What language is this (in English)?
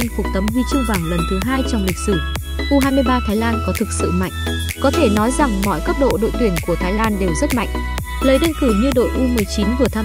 Vietnamese